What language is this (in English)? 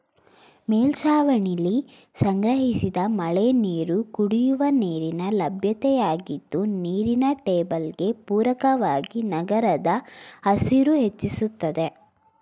Kannada